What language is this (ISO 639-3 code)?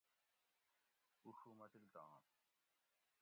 gwc